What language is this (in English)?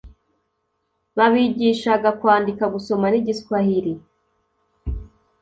Kinyarwanda